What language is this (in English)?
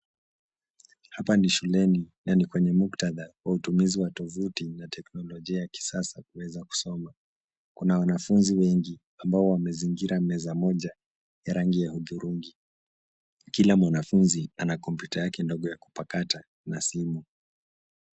Swahili